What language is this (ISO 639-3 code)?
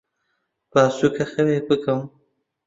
ckb